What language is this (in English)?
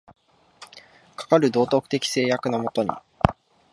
Japanese